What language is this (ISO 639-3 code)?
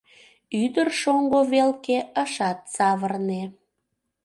chm